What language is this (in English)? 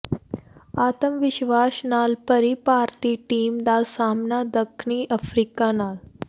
Punjabi